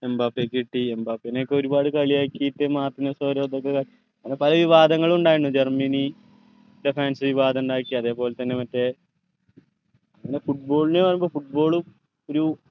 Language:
Malayalam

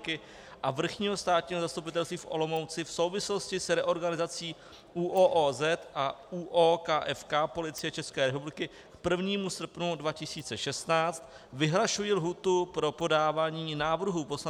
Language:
Czech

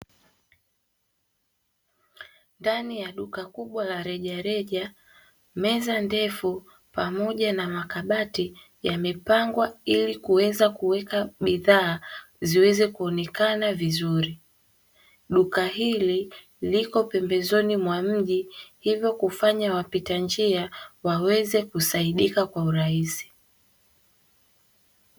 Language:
Swahili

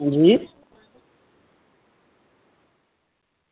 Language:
Dogri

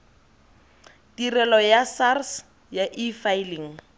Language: Tswana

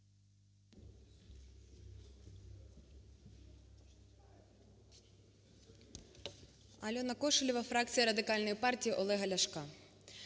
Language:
Ukrainian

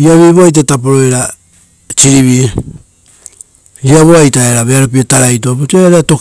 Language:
Rotokas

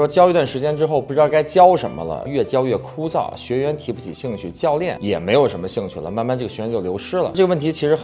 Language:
Chinese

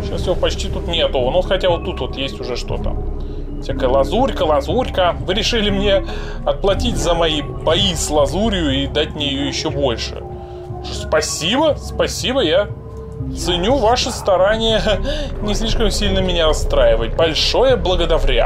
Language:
Russian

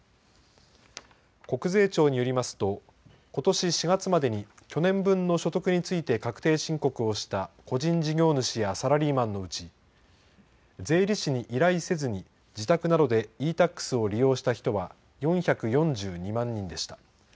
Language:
Japanese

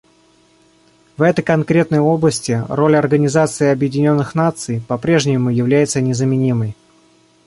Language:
Russian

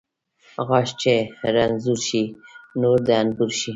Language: Pashto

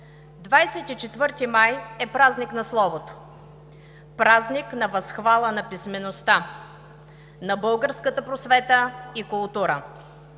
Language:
Bulgarian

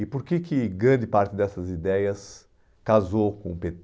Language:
Portuguese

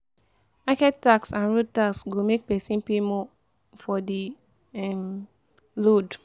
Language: Nigerian Pidgin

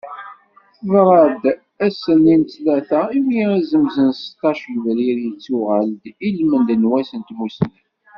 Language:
Kabyle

